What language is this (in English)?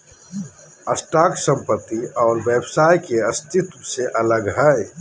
Magahi